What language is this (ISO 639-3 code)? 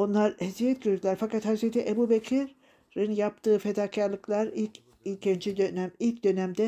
tur